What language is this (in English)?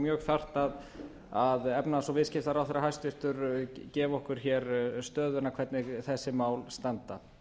Icelandic